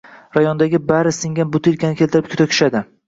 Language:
Uzbek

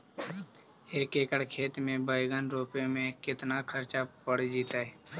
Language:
Magahi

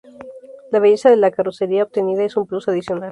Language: Spanish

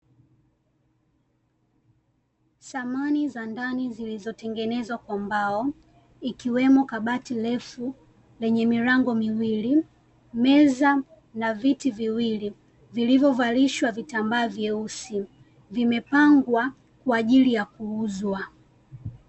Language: Swahili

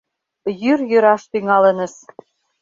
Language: Mari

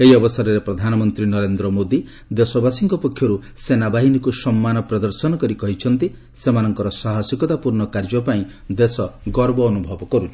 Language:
Odia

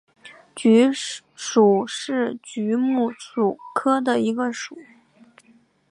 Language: Chinese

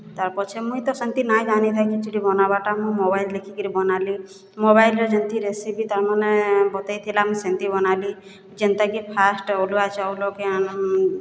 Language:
Odia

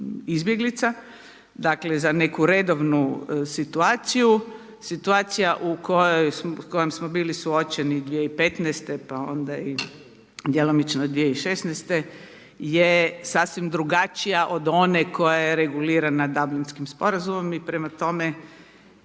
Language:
Croatian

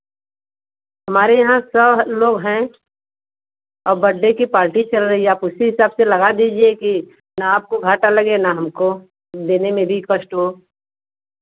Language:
Hindi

